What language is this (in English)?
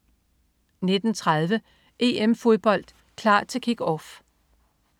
Danish